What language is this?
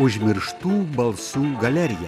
Lithuanian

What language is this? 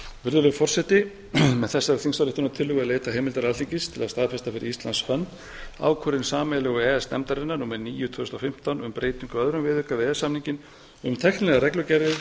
Icelandic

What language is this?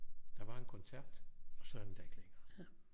Danish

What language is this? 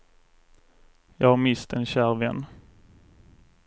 Swedish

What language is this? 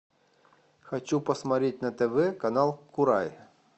Russian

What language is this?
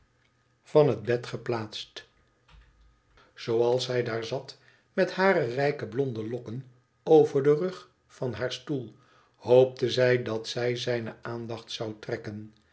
Dutch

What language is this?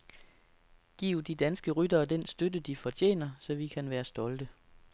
Danish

